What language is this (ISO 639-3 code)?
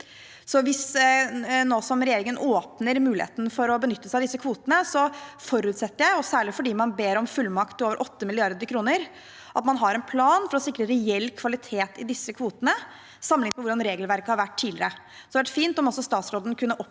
nor